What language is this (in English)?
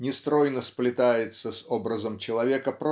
Russian